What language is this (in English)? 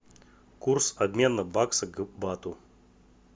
Russian